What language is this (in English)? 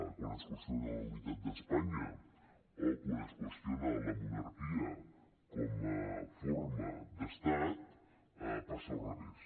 Catalan